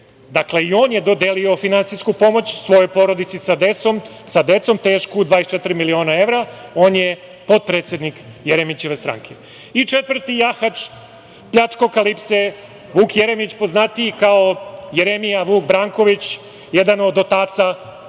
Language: Serbian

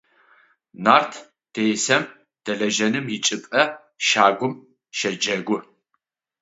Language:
Adyghe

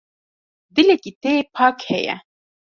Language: Kurdish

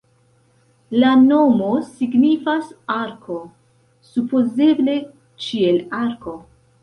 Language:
Esperanto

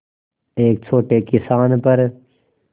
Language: Hindi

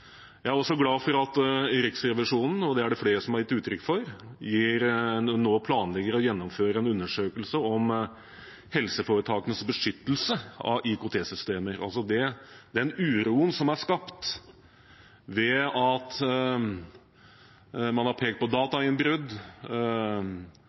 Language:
Norwegian Bokmål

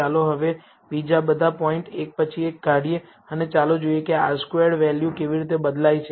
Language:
Gujarati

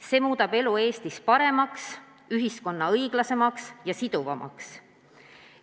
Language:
Estonian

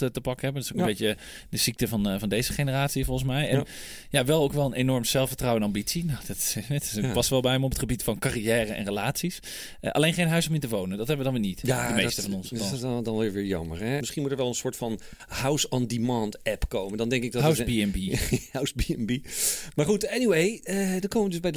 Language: Dutch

